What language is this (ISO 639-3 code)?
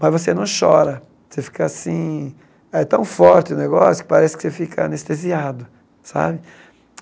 por